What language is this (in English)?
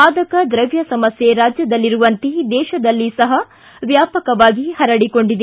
Kannada